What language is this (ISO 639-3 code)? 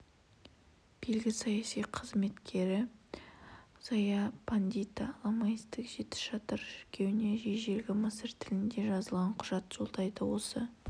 kaz